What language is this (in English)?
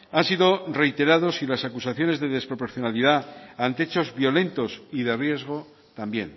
Spanish